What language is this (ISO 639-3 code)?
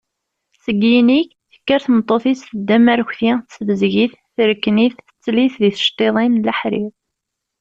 kab